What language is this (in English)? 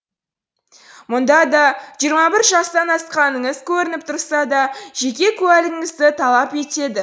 Kazakh